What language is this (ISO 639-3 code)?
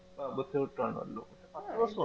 mal